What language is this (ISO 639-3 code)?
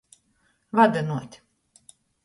ltg